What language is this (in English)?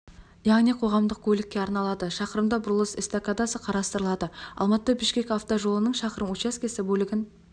Kazakh